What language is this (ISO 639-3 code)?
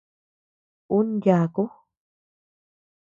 cux